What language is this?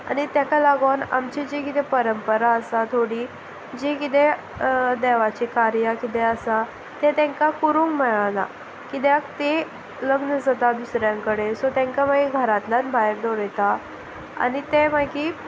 Konkani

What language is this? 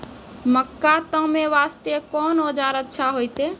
Maithili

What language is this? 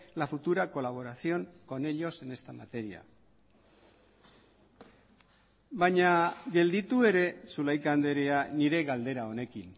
Basque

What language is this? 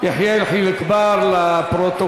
Hebrew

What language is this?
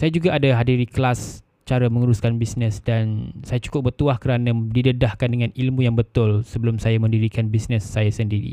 Malay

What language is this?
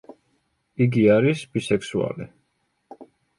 Georgian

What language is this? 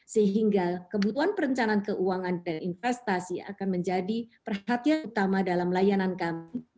Indonesian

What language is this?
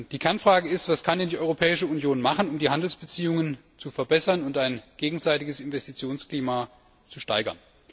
German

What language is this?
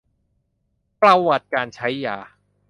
Thai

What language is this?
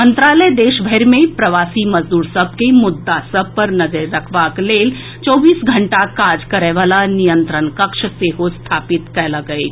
Maithili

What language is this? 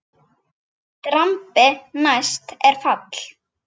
Icelandic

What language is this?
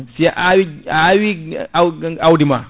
Fula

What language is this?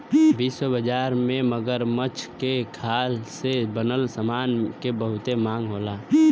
Bhojpuri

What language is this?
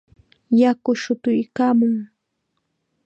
Chiquián Ancash Quechua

